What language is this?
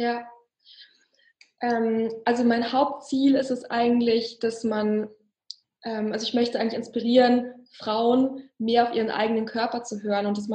German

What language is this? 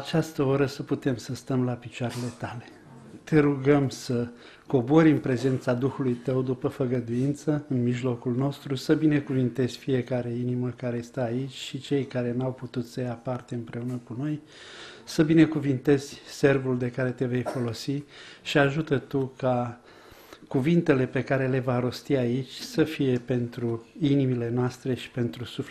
Romanian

